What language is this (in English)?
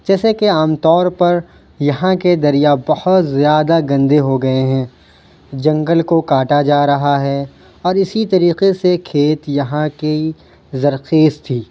Urdu